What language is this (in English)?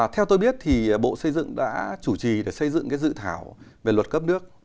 Vietnamese